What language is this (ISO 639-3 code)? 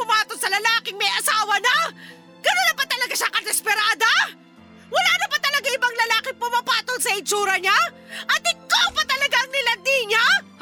fil